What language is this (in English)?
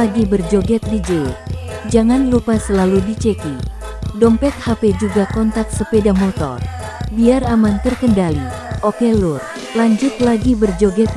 Indonesian